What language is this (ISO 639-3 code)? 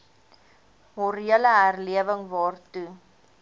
afr